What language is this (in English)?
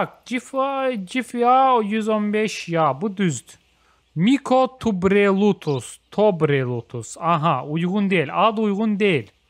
Turkish